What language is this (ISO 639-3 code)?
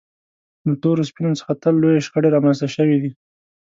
pus